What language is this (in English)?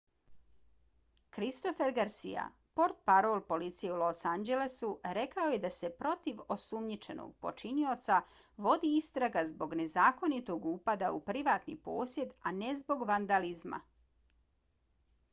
Bosnian